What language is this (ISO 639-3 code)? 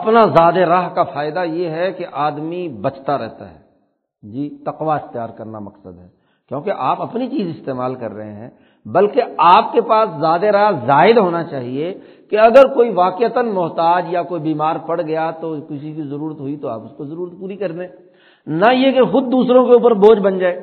urd